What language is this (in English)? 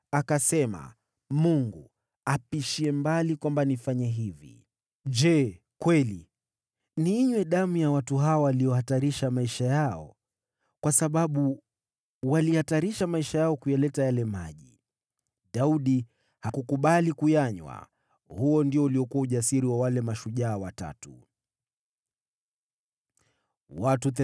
Swahili